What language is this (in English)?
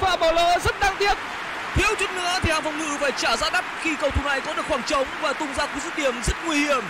Vietnamese